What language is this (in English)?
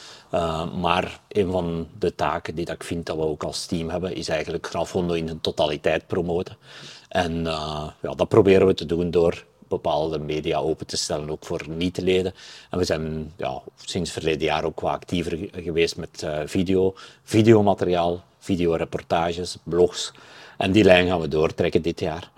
Dutch